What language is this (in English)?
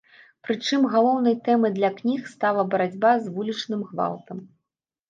Belarusian